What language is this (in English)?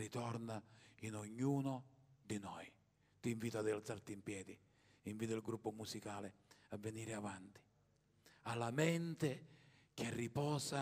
Italian